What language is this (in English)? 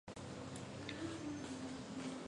Chinese